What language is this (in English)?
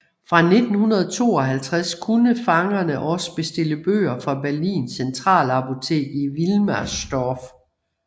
Danish